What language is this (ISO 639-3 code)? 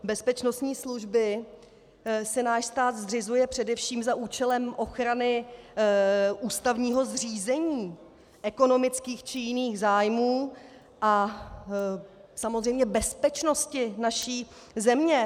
ces